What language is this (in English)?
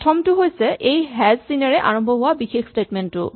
Assamese